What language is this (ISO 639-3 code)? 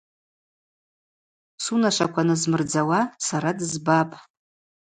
abq